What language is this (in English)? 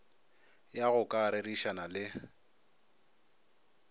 Northern Sotho